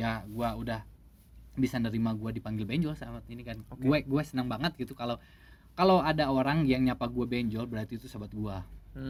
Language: Indonesian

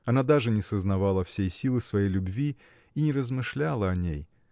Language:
Russian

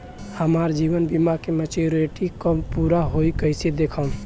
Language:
Bhojpuri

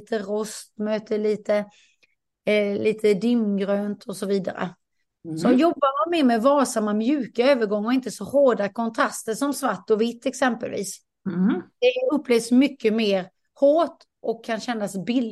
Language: Swedish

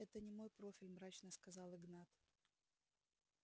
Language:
Russian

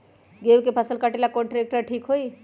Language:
Magahi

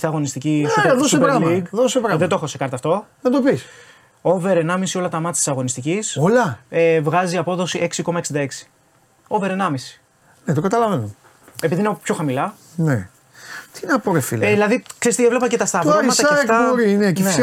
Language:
Greek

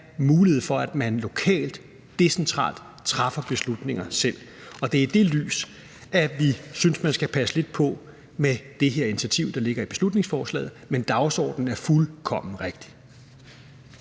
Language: Danish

